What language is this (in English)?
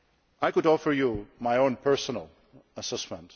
English